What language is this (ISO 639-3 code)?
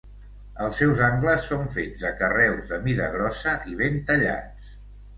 cat